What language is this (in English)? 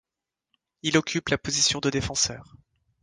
French